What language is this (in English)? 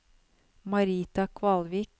Norwegian